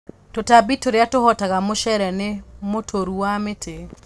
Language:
Kikuyu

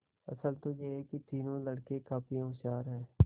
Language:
Hindi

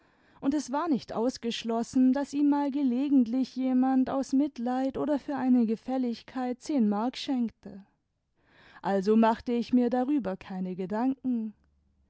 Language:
German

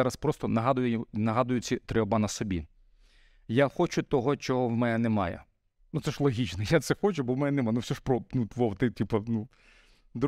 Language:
Ukrainian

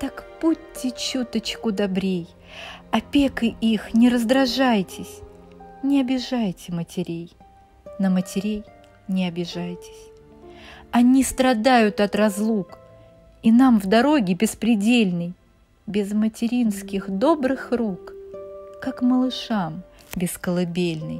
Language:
Russian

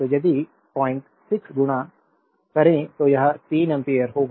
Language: Hindi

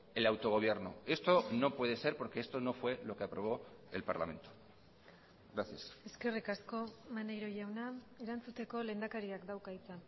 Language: Spanish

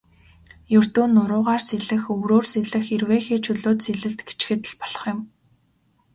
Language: Mongolian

